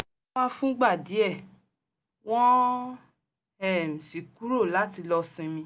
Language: Yoruba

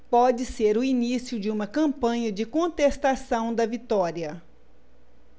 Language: Portuguese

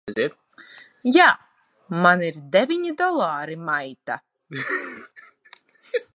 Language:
Latvian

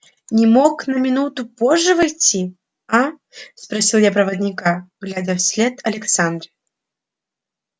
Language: Russian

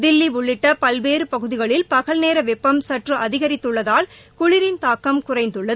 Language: Tamil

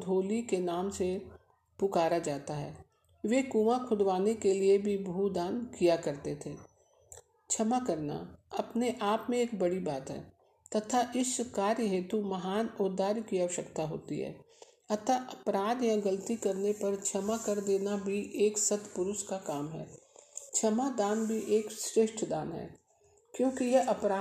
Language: Hindi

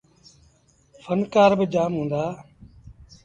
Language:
Sindhi Bhil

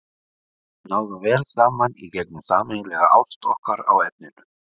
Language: Icelandic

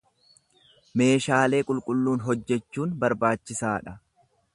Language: Oromo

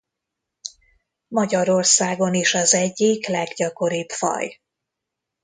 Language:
Hungarian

